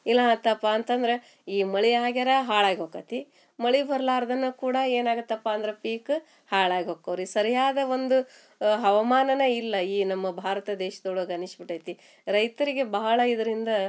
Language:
Kannada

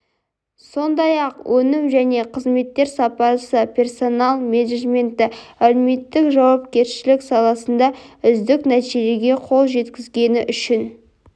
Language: Kazakh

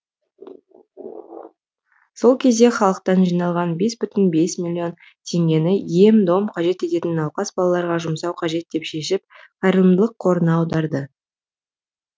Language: Kazakh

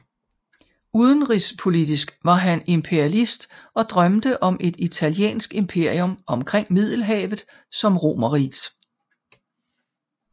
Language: Danish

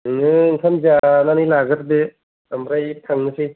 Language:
Bodo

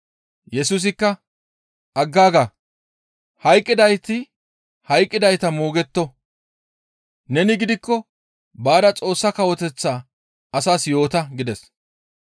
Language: Gamo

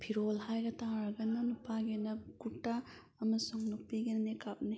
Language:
Manipuri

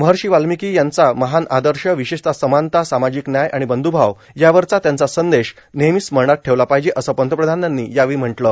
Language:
Marathi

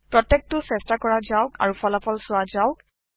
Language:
Assamese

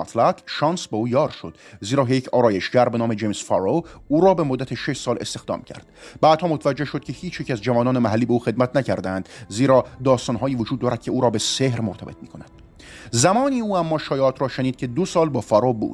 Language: Persian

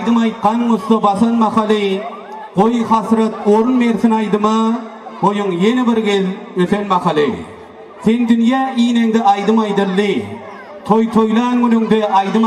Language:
Romanian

